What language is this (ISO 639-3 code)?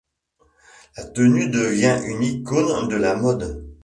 fra